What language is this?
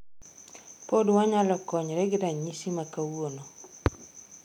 Luo (Kenya and Tanzania)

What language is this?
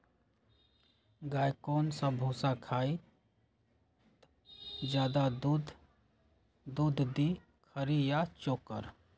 Magahi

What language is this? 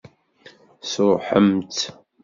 Kabyle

